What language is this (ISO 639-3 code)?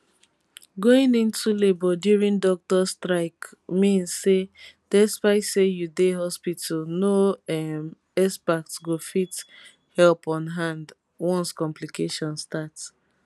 pcm